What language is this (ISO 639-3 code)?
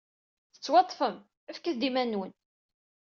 kab